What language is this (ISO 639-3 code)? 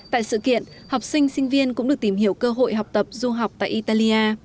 vie